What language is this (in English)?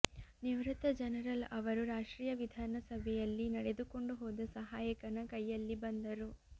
Kannada